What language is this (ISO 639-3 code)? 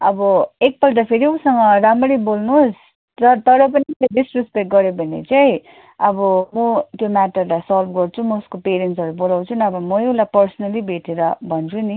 nep